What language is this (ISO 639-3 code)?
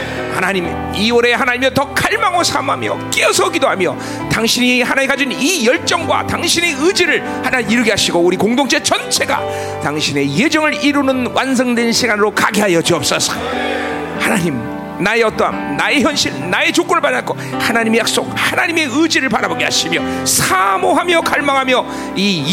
kor